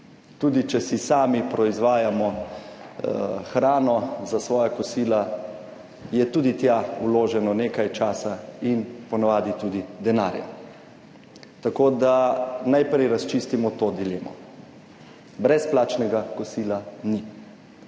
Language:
Slovenian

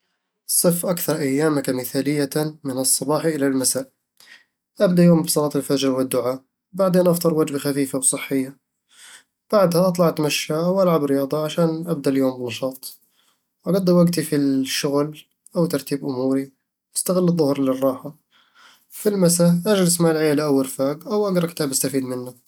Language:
Eastern Egyptian Bedawi Arabic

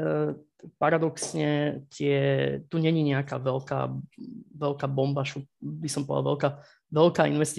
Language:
Slovak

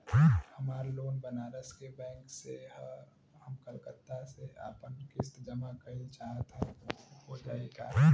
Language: Bhojpuri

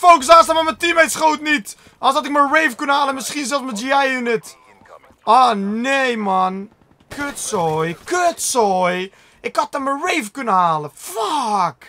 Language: Dutch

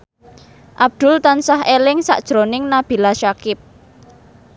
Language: Javanese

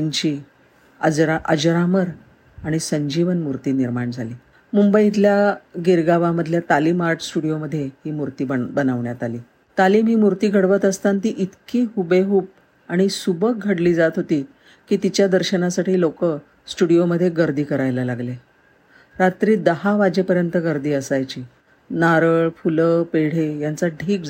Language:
Marathi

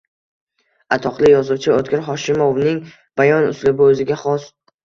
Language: Uzbek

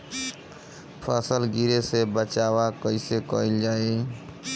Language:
Bhojpuri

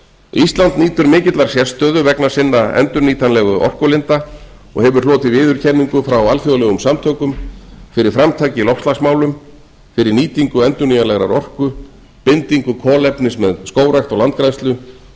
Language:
Icelandic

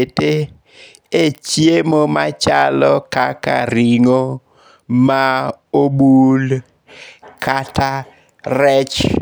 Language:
Luo (Kenya and Tanzania)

